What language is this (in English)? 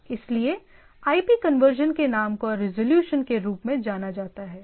Hindi